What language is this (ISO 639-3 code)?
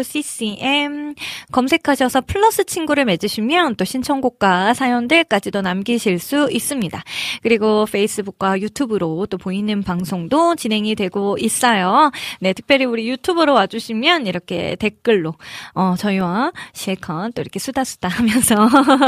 kor